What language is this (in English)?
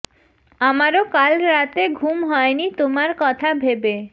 Bangla